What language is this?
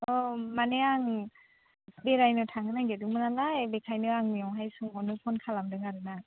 Bodo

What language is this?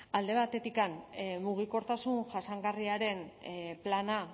Basque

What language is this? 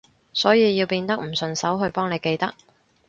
Cantonese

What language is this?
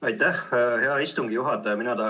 Estonian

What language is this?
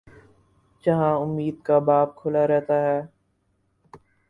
Urdu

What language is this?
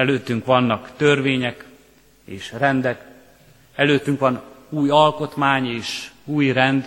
Hungarian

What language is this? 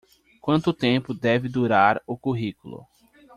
Portuguese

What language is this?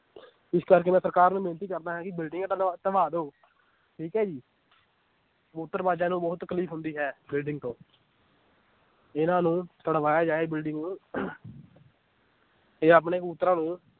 Punjabi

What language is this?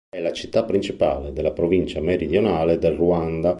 Italian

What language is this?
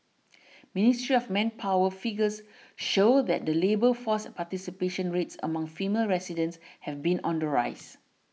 English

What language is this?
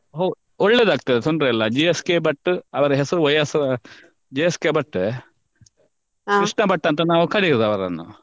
Kannada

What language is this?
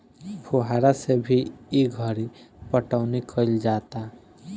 Bhojpuri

